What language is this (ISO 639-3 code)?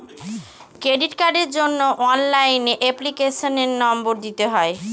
ben